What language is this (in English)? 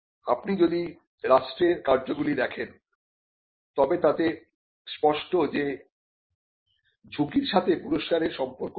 Bangla